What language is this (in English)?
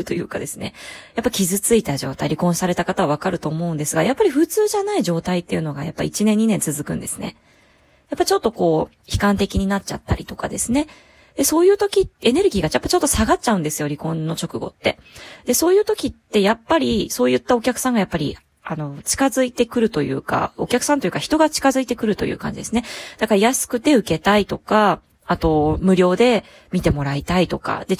Japanese